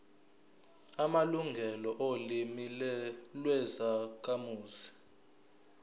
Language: Zulu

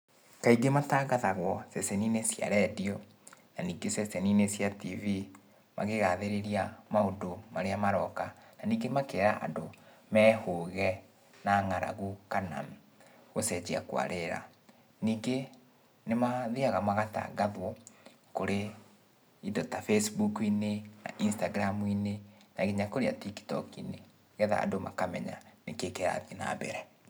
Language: Kikuyu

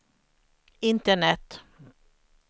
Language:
Swedish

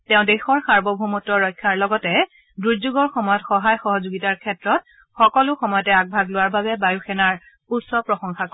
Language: Assamese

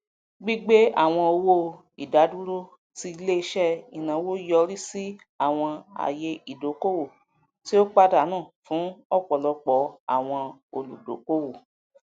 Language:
Yoruba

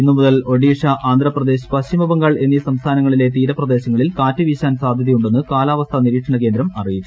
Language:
Malayalam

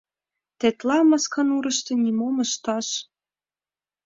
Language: Mari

